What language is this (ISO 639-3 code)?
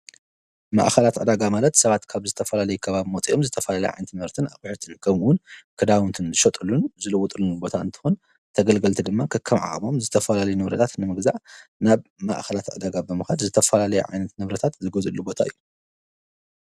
tir